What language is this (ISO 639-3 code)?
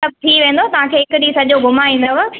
snd